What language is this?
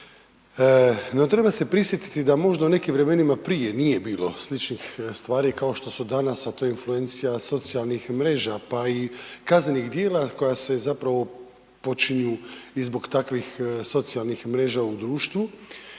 Croatian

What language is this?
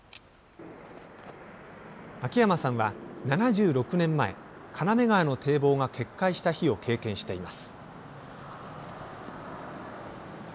Japanese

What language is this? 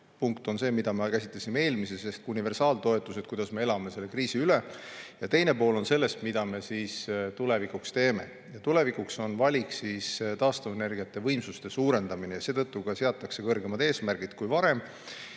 Estonian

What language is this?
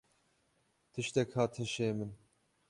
Kurdish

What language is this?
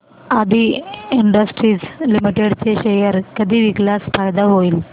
Marathi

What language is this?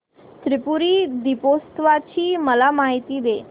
Marathi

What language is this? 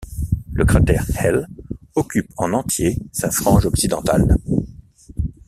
French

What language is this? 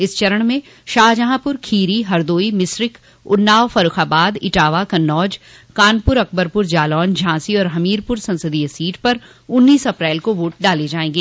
Hindi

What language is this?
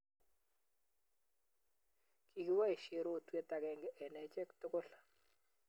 Kalenjin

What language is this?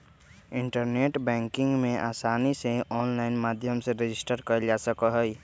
Magahi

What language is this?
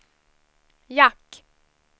Swedish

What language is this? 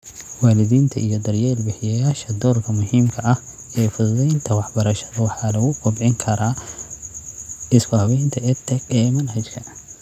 Somali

